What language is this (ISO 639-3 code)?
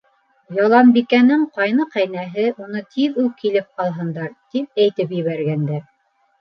bak